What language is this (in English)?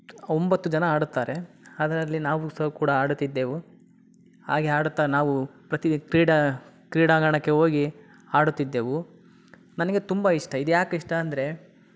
Kannada